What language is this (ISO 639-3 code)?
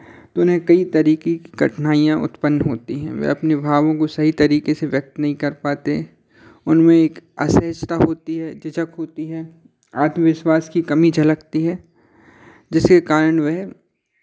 hin